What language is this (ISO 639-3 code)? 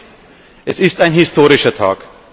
deu